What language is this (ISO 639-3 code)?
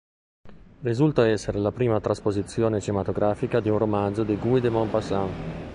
ita